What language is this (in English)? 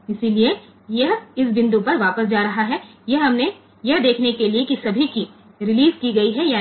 Hindi